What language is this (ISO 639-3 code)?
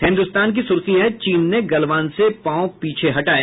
hin